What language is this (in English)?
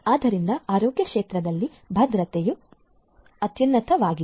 Kannada